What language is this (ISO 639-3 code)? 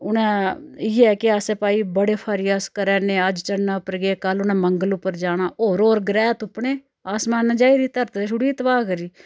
doi